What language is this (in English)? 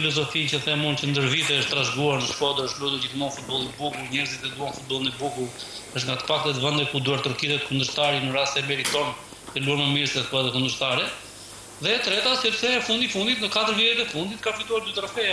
Romanian